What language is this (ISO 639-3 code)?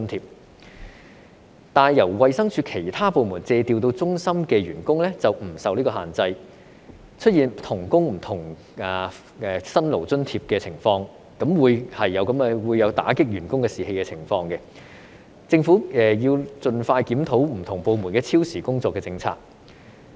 yue